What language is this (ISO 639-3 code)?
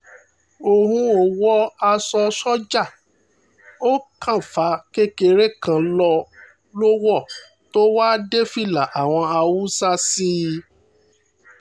yor